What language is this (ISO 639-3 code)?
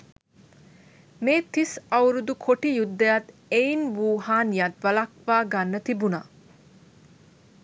sin